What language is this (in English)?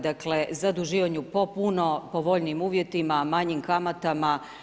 Croatian